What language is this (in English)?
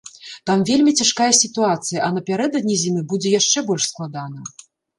Belarusian